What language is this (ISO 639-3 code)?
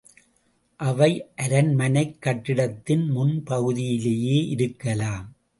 tam